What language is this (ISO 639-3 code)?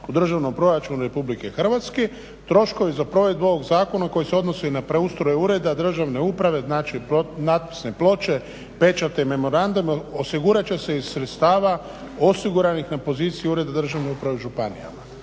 hrv